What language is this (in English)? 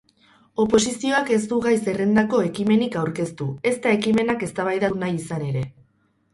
Basque